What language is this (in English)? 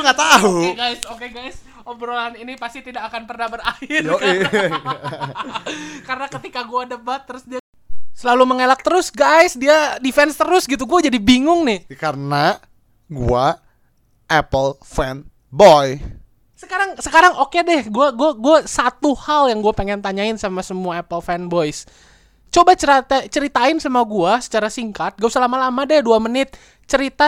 Indonesian